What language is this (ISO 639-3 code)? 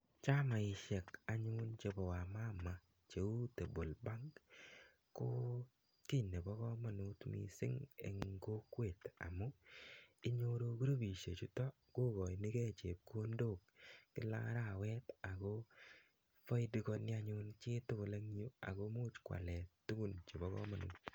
kln